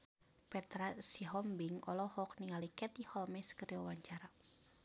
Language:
Sundanese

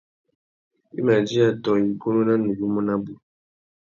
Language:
Tuki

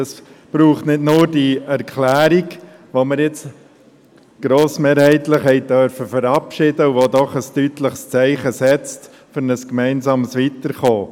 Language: Swiss German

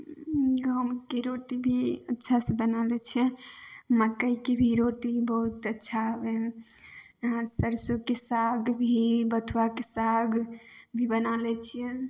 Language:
Maithili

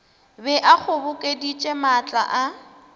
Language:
Northern Sotho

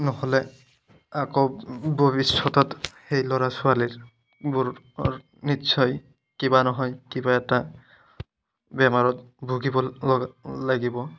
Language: Assamese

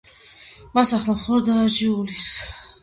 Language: Georgian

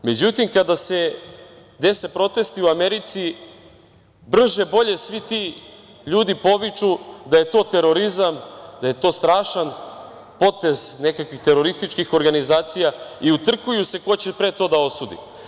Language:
Serbian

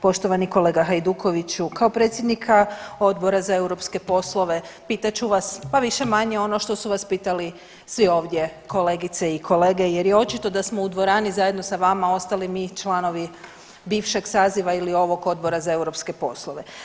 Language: Croatian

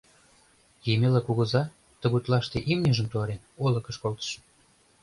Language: Mari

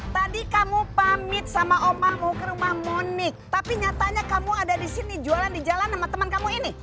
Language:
Indonesian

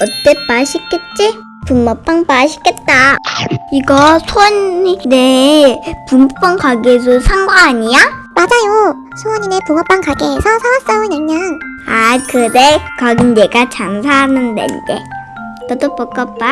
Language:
Korean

